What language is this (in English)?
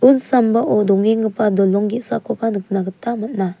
Garo